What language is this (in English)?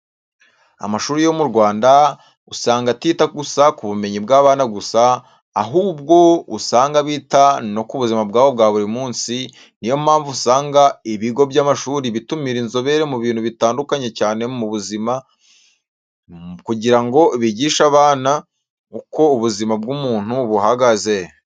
Kinyarwanda